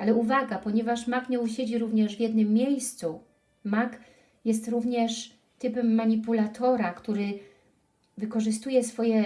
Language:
Polish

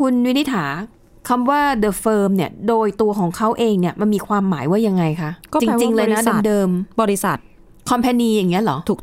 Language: Thai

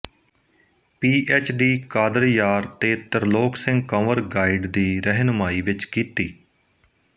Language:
Punjabi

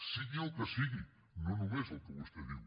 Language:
Catalan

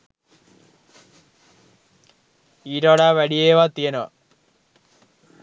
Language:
Sinhala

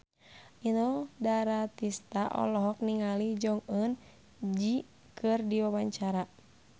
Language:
Sundanese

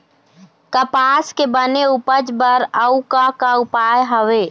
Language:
Chhattisgarhi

